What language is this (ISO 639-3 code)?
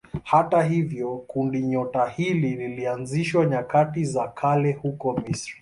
swa